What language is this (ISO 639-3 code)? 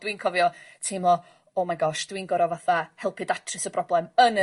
cym